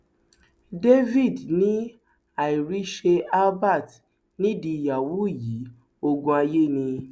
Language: Yoruba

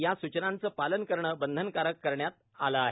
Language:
Marathi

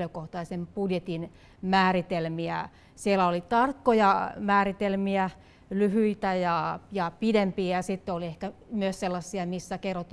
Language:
Finnish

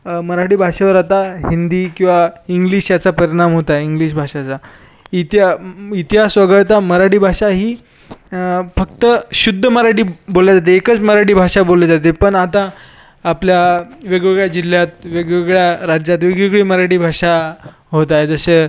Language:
Marathi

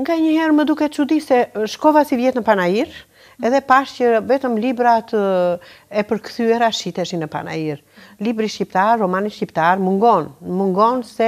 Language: Ukrainian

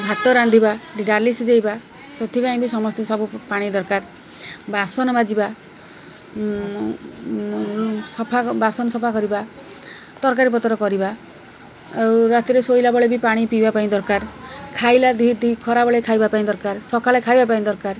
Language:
Odia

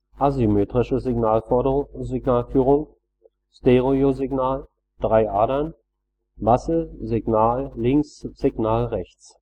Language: German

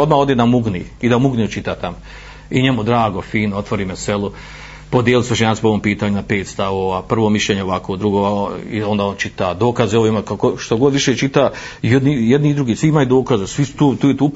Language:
Croatian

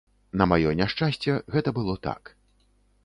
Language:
Belarusian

